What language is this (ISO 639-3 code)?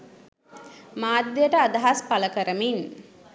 sin